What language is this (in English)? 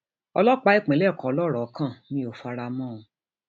Yoruba